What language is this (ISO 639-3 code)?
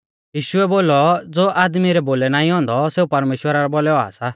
bfz